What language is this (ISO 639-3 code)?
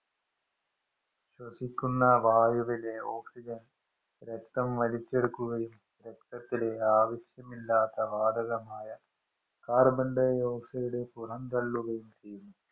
mal